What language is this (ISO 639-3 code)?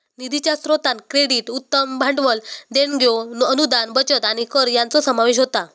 mar